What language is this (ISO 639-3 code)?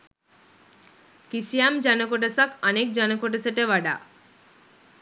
sin